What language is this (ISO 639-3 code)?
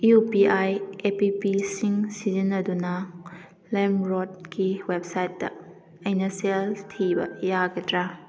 mni